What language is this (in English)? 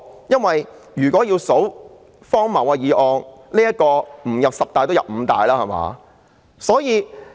Cantonese